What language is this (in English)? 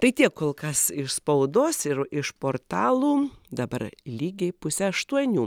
Lithuanian